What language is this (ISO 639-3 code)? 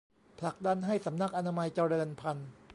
tha